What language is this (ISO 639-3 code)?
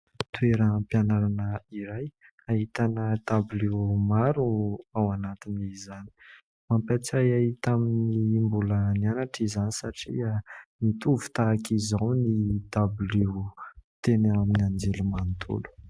mlg